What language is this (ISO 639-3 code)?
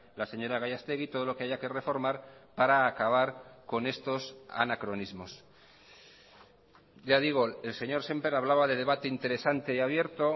spa